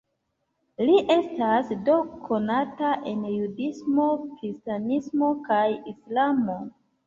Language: Esperanto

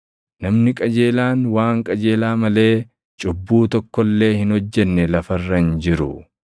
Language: Oromo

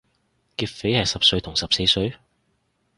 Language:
Cantonese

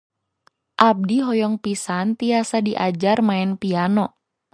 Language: Sundanese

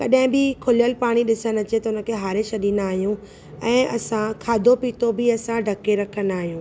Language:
Sindhi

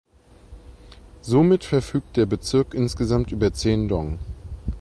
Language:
German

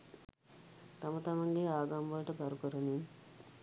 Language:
Sinhala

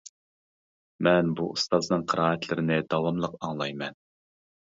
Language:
Uyghur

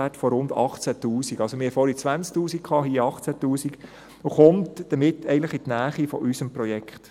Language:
Swiss German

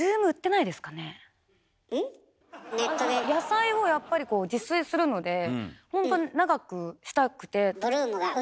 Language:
Japanese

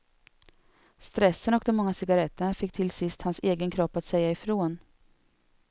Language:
Swedish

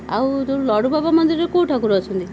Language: Odia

